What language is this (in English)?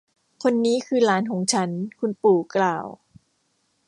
Thai